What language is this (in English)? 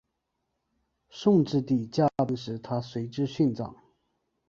Chinese